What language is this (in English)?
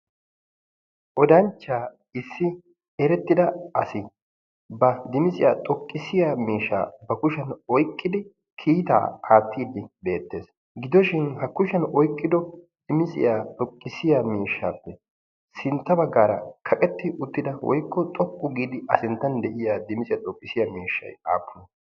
Wolaytta